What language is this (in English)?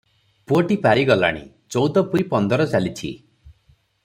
Odia